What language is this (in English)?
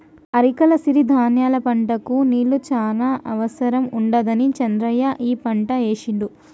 Telugu